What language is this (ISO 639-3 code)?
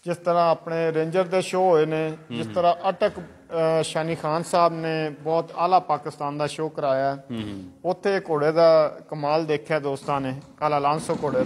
ron